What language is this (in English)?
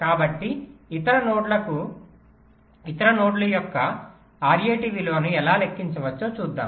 Telugu